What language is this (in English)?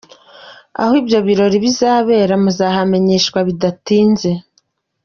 Kinyarwanda